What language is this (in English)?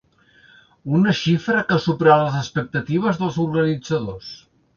Catalan